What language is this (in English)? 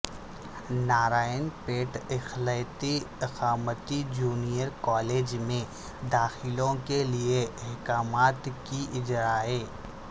Urdu